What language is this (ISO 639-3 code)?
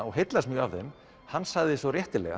isl